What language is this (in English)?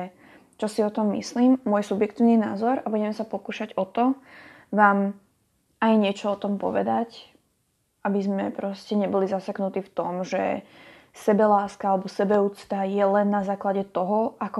Slovak